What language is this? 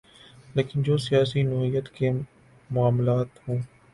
Urdu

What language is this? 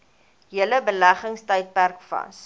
Afrikaans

